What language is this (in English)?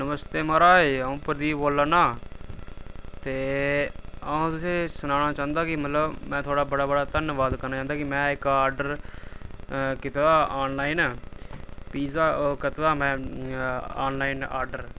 Dogri